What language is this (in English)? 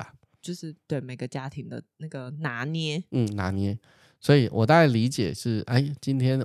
Chinese